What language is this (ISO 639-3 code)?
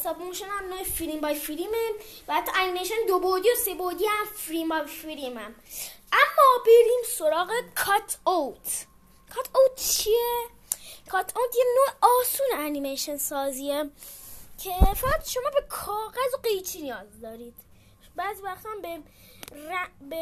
fas